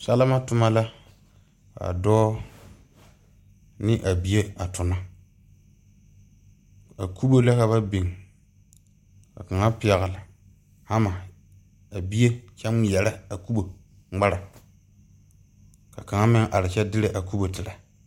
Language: Southern Dagaare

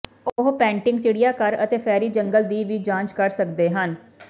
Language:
Punjabi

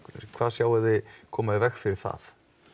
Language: Icelandic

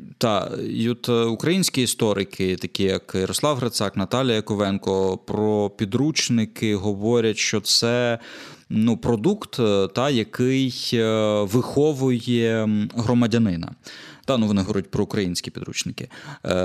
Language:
Ukrainian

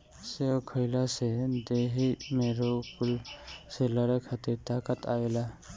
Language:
Bhojpuri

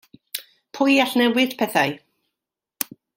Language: Welsh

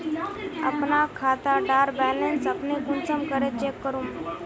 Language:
Magahi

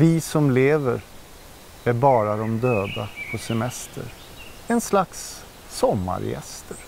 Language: Swedish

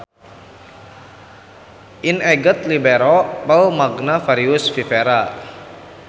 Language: Sundanese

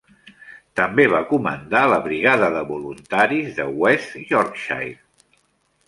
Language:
Catalan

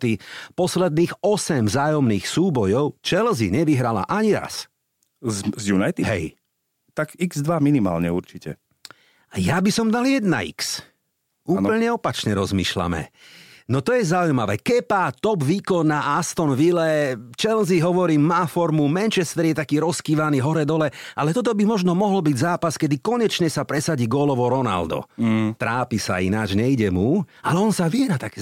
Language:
Slovak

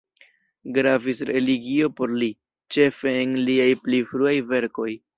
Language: Esperanto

